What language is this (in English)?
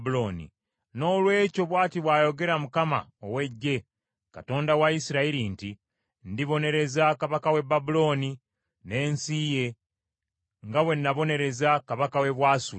Ganda